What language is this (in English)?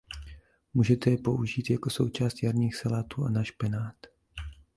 Czech